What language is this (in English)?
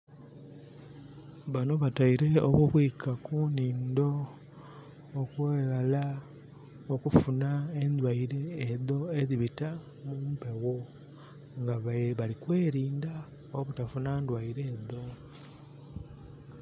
Soga